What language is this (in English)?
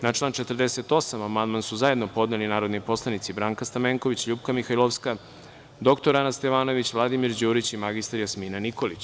Serbian